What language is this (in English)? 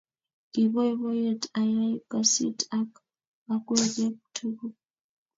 Kalenjin